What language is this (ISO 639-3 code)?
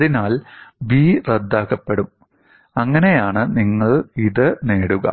mal